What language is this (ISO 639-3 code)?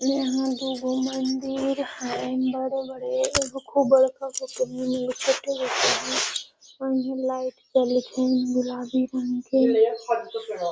mag